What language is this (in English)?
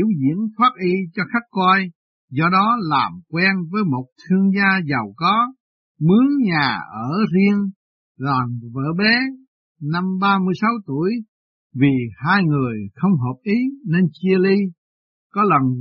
Vietnamese